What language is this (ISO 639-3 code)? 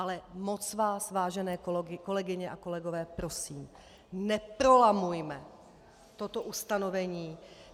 ces